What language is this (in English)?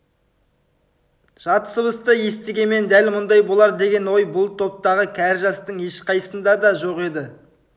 Kazakh